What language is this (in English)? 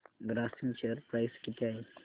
Marathi